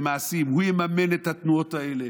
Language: Hebrew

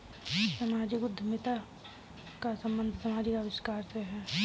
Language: Hindi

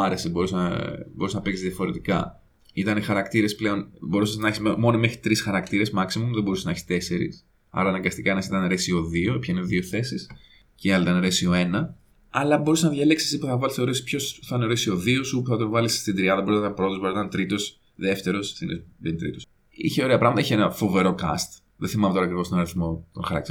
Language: Greek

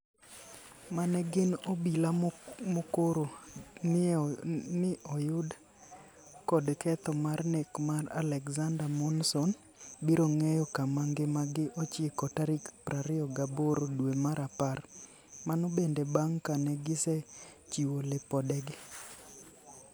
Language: Luo (Kenya and Tanzania)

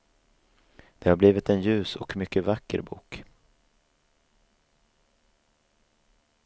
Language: Swedish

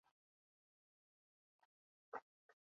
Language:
Chinese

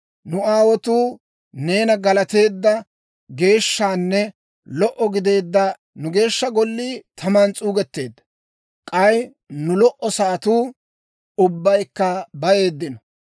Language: Dawro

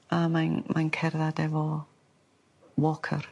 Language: Welsh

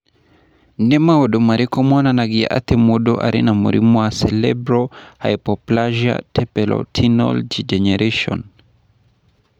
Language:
Kikuyu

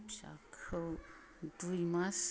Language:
Bodo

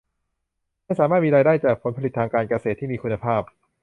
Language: Thai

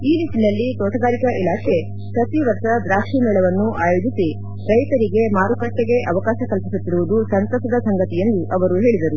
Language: Kannada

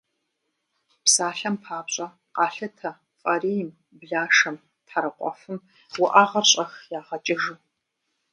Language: Kabardian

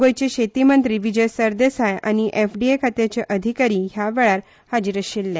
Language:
Konkani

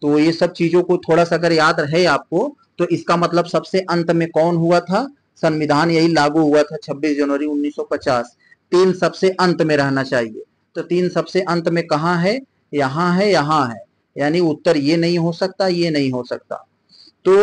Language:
Hindi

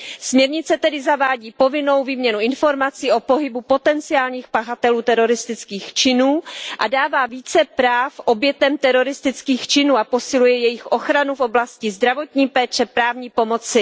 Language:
Czech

